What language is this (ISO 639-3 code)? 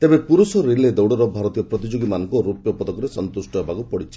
ori